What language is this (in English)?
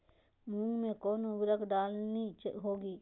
Magahi